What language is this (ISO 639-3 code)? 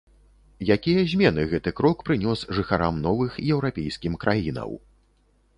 bel